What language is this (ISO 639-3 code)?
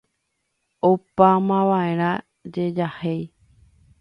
grn